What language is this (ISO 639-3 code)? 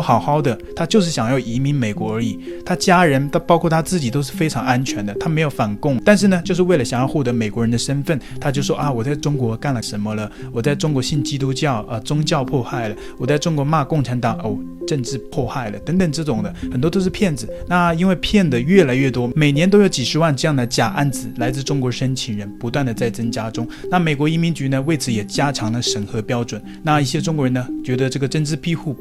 zho